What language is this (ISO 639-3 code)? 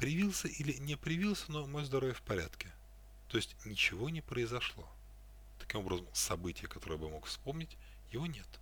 rus